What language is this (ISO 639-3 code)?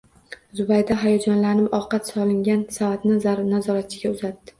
uzb